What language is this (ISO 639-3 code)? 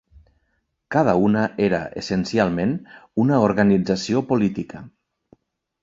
cat